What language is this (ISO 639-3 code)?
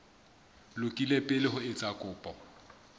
sot